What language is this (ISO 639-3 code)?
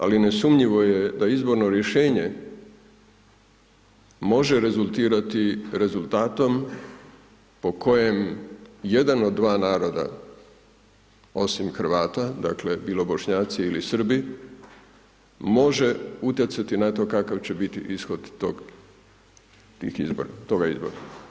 hrv